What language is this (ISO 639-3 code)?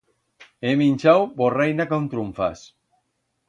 arg